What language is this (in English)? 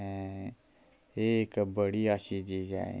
Dogri